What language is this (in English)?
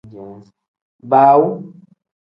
Tem